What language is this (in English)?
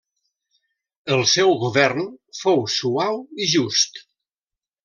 Catalan